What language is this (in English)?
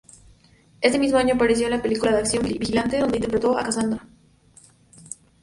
Spanish